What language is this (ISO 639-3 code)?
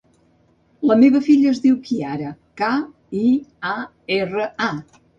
cat